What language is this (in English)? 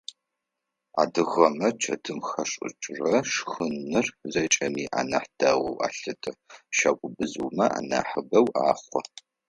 Adyghe